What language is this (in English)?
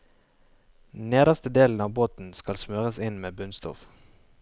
Norwegian